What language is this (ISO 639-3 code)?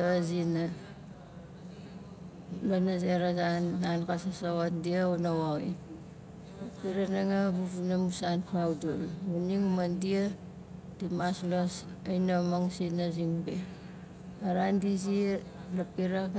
nal